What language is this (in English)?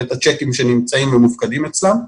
Hebrew